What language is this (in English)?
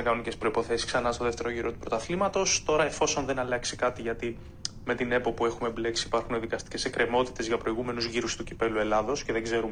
Greek